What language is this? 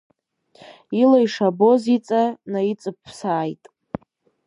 Abkhazian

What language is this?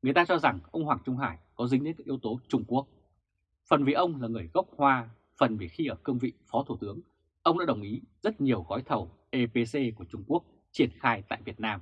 Vietnamese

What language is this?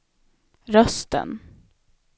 Swedish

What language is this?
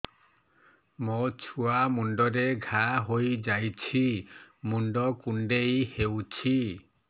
Odia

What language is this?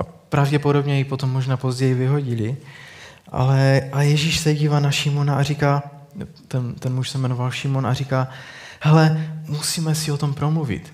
Czech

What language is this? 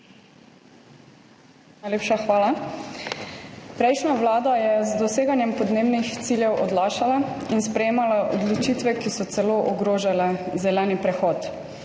Slovenian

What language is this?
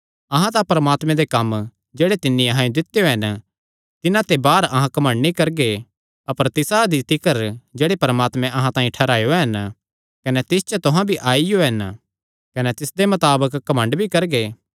Kangri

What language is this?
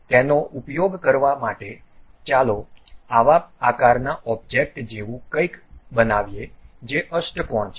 Gujarati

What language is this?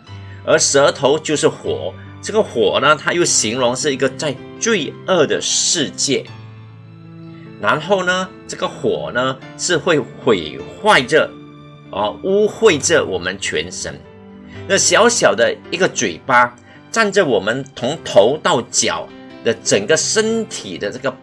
Chinese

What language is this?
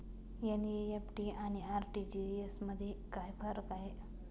Marathi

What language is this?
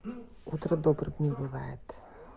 Russian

